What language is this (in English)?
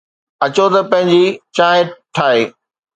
Sindhi